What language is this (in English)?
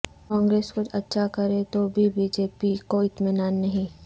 Urdu